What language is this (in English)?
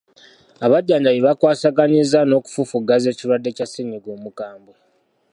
Ganda